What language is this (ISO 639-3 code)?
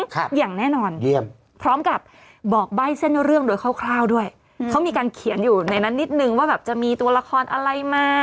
tha